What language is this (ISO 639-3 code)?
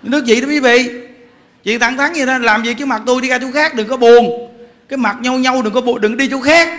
vie